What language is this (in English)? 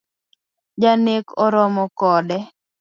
Luo (Kenya and Tanzania)